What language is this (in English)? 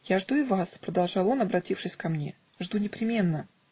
Russian